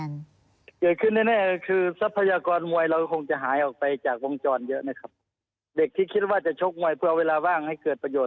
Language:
Thai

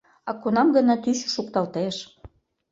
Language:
Mari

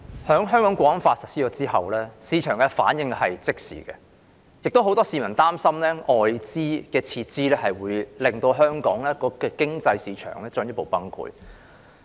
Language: Cantonese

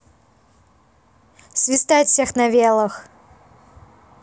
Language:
Russian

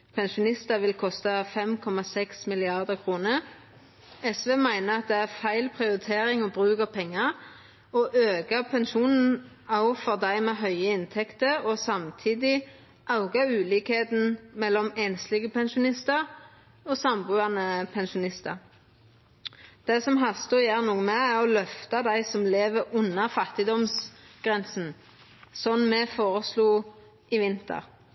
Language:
Norwegian Nynorsk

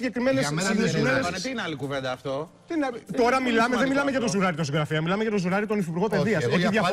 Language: Greek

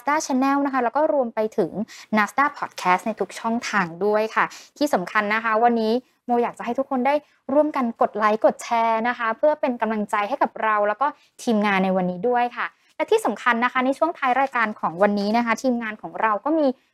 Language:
Thai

